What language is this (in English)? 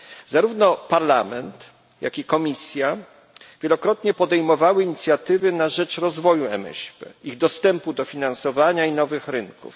Polish